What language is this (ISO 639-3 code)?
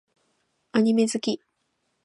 jpn